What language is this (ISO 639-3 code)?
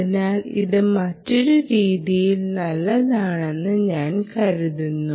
mal